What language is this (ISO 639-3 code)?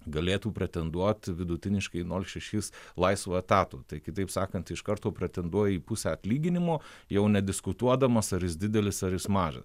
lit